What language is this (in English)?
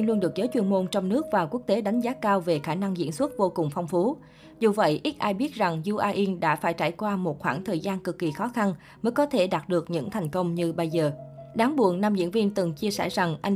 Vietnamese